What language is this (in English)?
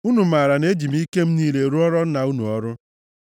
Igbo